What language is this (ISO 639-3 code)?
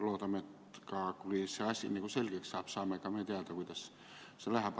est